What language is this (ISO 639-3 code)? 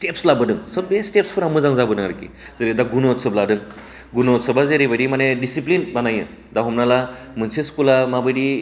brx